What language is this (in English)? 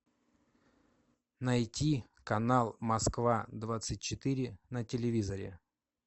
Russian